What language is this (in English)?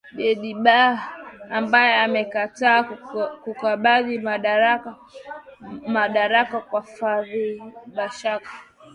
Swahili